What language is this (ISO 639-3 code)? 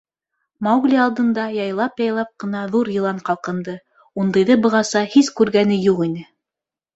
bak